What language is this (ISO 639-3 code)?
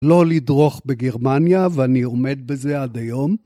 heb